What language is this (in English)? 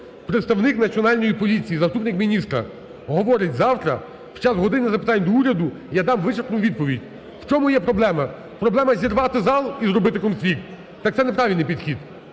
Ukrainian